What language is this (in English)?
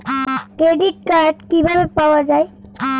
Bangla